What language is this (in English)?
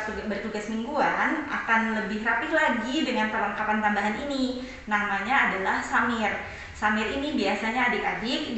Indonesian